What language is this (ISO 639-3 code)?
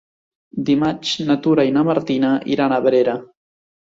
cat